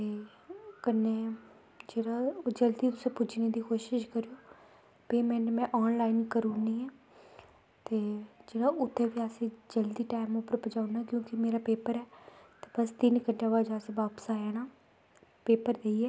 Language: Dogri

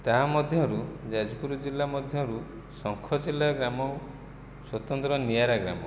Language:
Odia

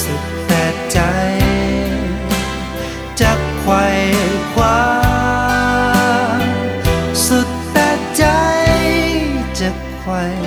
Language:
Thai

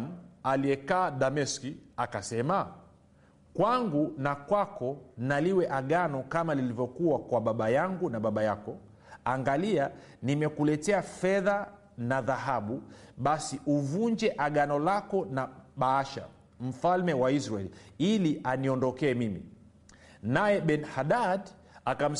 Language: Swahili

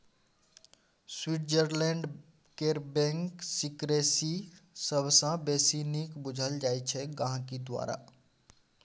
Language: Maithili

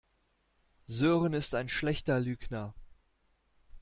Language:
German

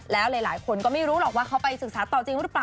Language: Thai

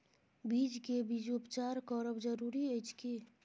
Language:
Maithili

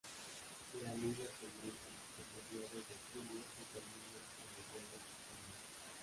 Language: Spanish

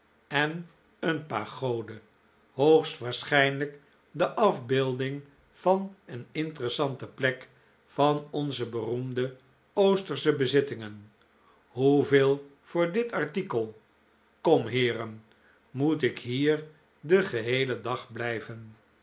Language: Dutch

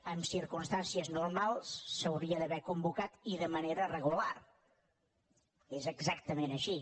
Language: Catalan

